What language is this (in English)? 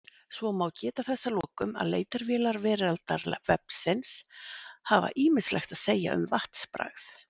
Icelandic